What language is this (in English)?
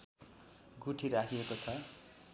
Nepali